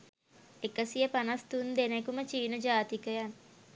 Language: Sinhala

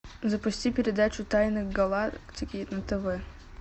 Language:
Russian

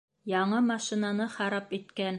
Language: Bashkir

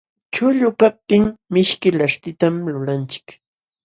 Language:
Jauja Wanca Quechua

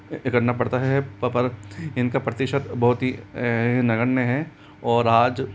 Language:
Hindi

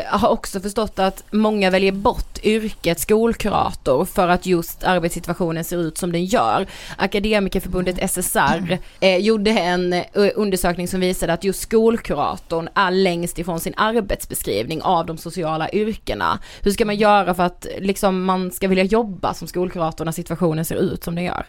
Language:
Swedish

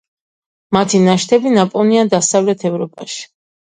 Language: Georgian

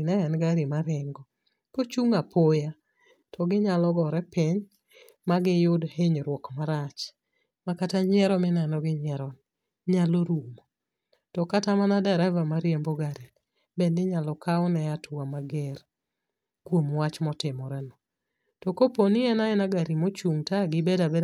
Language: Luo (Kenya and Tanzania)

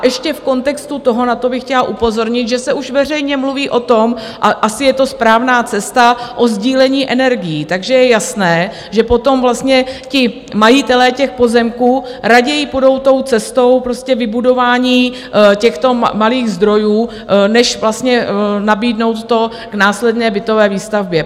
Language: Czech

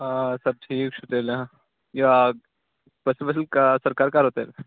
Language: Kashmiri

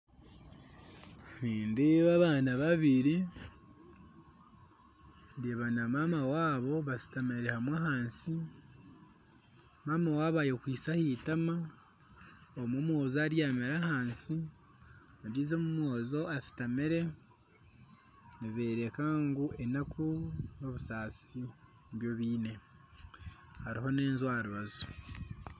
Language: Nyankole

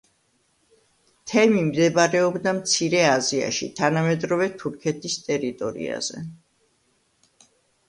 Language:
Georgian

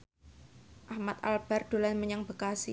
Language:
Javanese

